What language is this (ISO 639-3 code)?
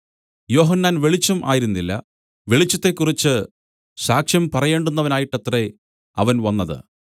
mal